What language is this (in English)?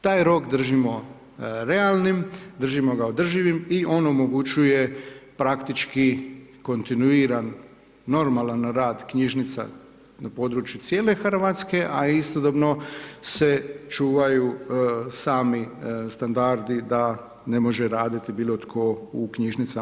Croatian